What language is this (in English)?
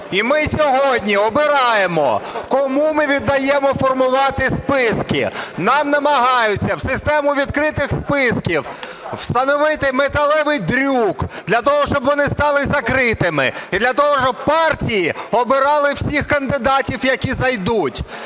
Ukrainian